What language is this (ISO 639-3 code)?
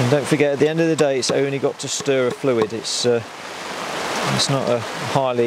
eng